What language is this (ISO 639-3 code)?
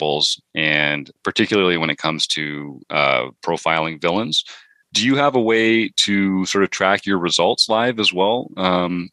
eng